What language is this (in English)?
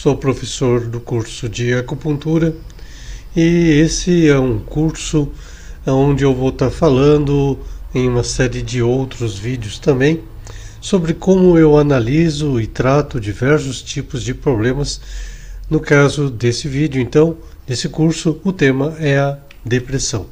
Portuguese